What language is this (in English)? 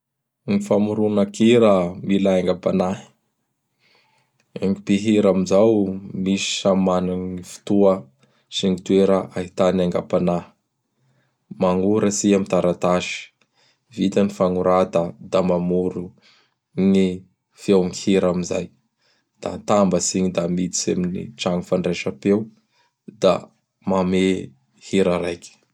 Bara Malagasy